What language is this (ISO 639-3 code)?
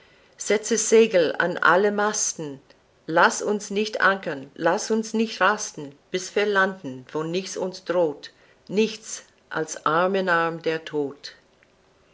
deu